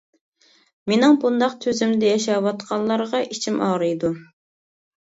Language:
Uyghur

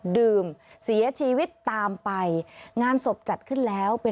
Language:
Thai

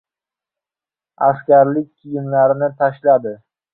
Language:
Uzbek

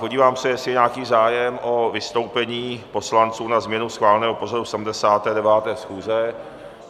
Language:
Czech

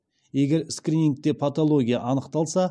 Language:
Kazakh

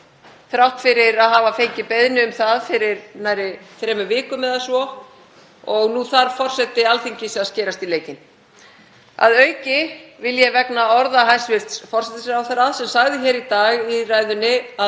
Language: Icelandic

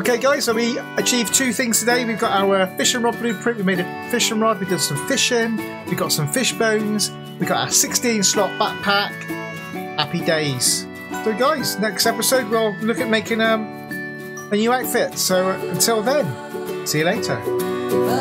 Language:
English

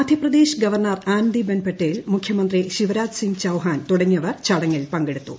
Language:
Malayalam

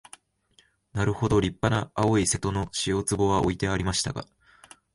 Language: Japanese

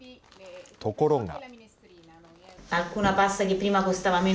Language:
Japanese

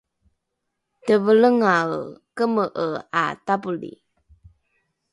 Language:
Rukai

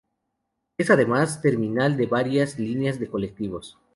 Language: Spanish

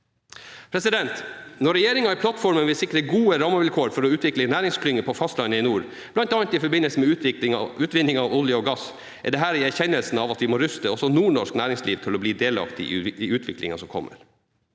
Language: Norwegian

